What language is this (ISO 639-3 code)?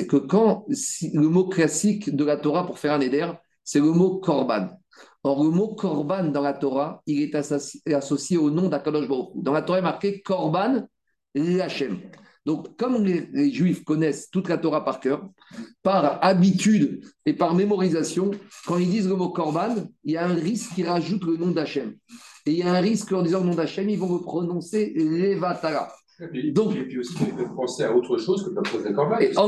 fra